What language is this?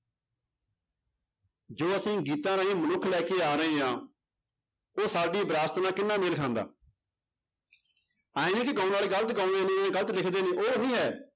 Punjabi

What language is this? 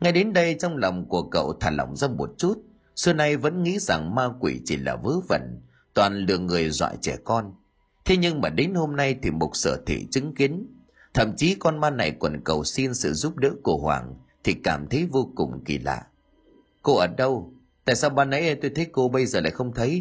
Vietnamese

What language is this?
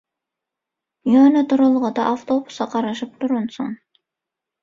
Turkmen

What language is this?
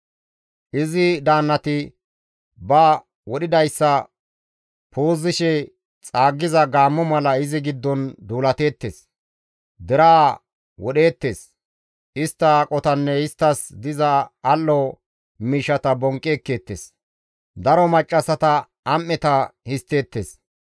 Gamo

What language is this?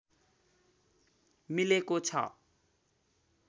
Nepali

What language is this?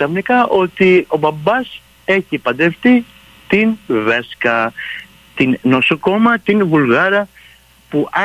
Greek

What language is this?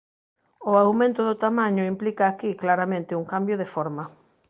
Galician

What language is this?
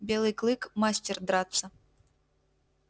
Russian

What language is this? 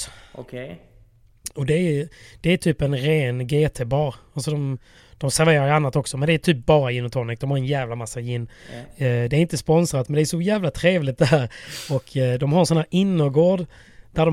Swedish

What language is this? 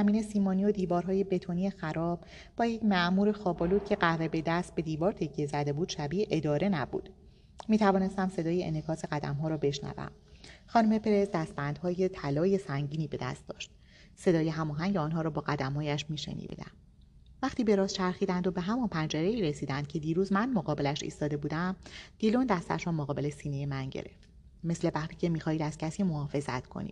Persian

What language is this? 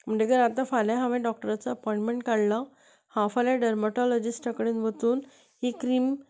Konkani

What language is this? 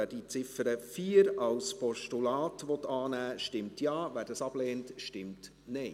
Swiss German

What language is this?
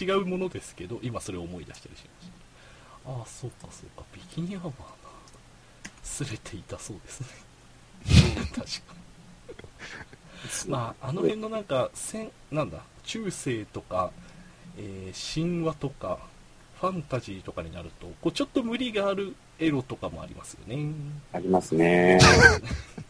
Japanese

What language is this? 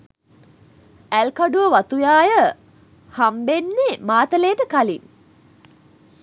Sinhala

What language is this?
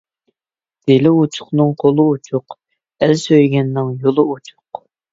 Uyghur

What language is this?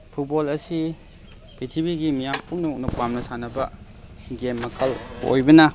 Manipuri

